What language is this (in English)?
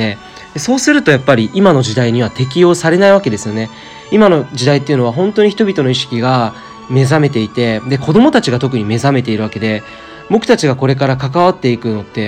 Japanese